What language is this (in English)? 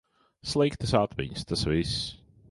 Latvian